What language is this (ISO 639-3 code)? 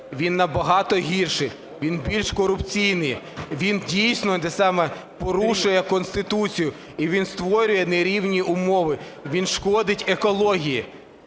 ukr